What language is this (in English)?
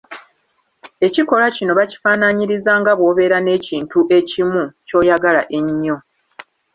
Ganda